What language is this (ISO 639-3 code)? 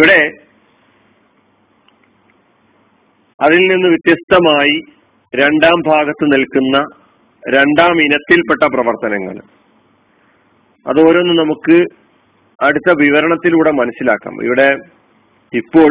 mal